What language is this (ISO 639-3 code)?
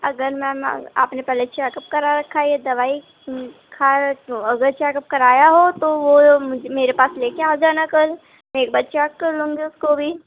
urd